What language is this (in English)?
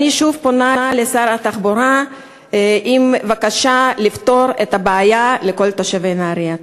Hebrew